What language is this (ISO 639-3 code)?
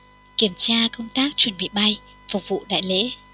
vie